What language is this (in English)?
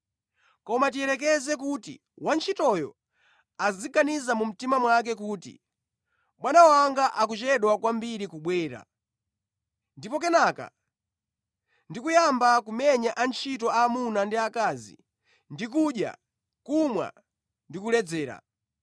Nyanja